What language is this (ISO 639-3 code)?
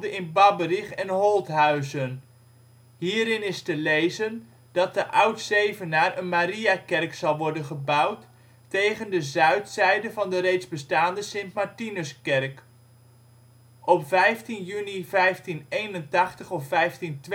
nld